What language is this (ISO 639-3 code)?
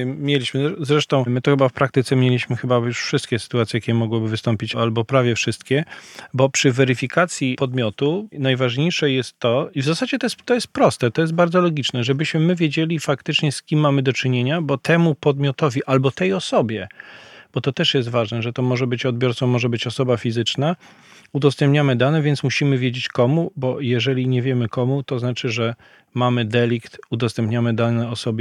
pol